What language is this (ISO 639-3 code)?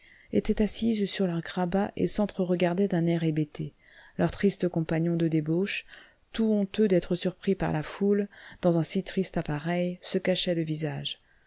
fra